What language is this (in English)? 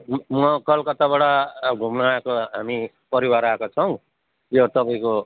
Nepali